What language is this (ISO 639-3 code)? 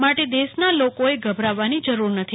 guj